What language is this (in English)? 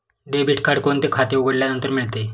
Marathi